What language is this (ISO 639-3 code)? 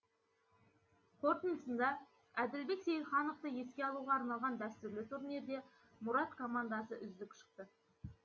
kaz